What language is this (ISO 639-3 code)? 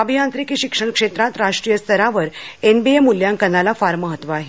mar